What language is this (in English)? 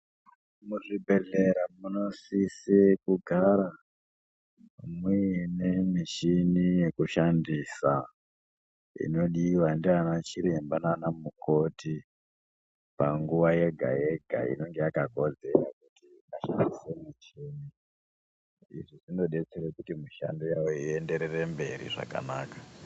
Ndau